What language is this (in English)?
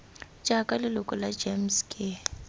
Tswana